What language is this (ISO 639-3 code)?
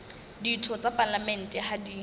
sot